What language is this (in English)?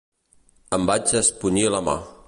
Catalan